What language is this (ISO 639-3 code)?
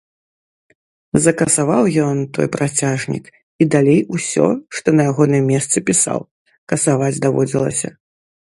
bel